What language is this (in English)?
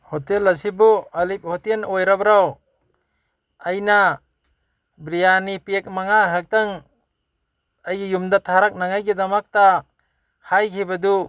Manipuri